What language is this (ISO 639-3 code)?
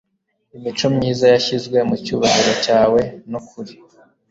kin